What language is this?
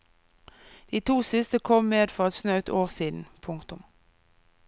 Norwegian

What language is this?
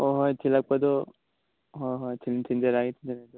Manipuri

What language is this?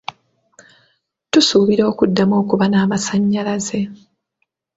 Ganda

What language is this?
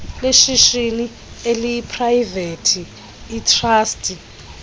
Xhosa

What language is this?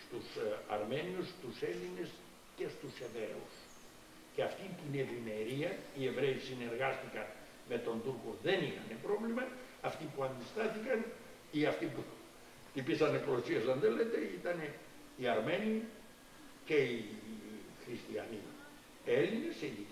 Greek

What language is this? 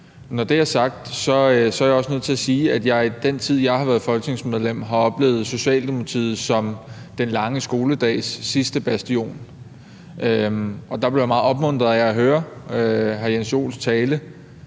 Danish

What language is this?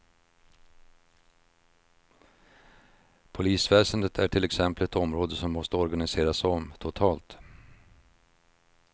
Swedish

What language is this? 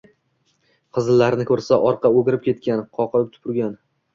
Uzbek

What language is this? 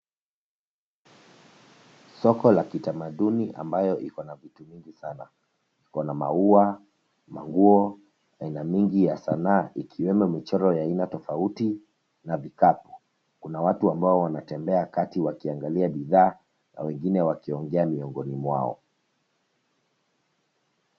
Swahili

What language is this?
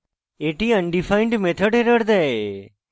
Bangla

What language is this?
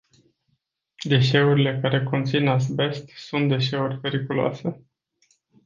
Romanian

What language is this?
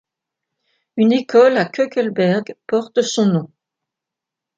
French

